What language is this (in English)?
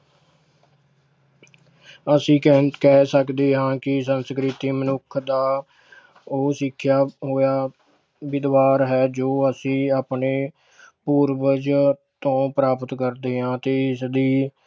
Punjabi